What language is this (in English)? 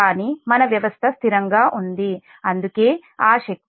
Telugu